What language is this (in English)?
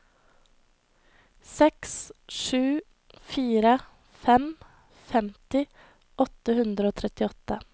Norwegian